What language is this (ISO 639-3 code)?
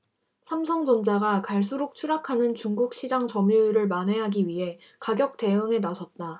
kor